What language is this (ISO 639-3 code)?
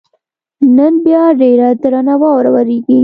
pus